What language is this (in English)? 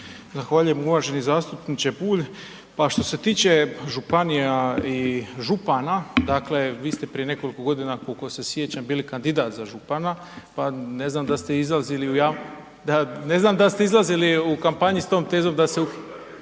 Croatian